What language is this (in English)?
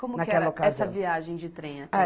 Portuguese